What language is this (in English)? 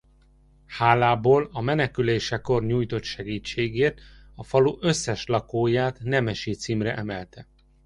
Hungarian